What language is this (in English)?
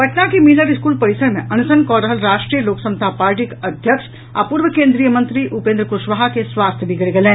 Maithili